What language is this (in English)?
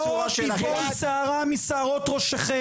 Hebrew